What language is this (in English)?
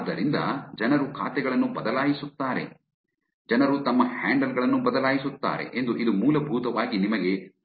Kannada